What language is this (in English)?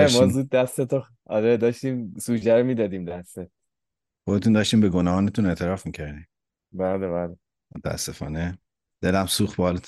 Persian